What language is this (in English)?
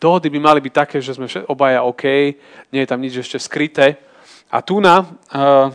Slovak